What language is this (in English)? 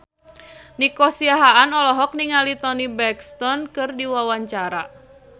Sundanese